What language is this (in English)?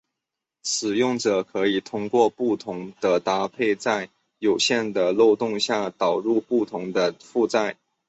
Chinese